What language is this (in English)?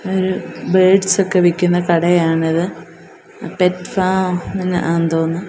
Malayalam